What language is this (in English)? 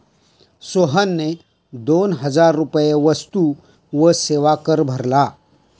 Marathi